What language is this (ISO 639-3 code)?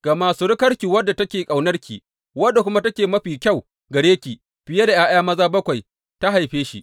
hau